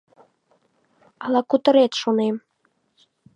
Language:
Mari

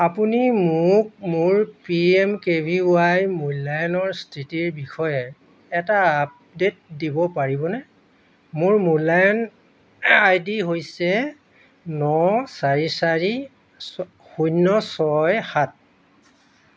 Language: Assamese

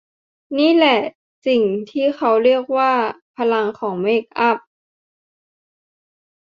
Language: Thai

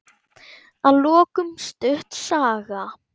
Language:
Icelandic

